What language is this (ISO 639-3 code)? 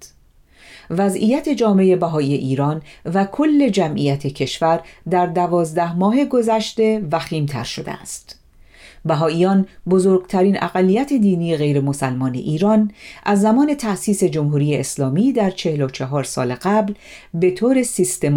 fas